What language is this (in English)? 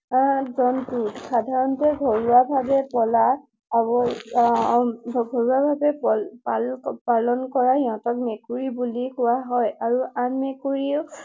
Assamese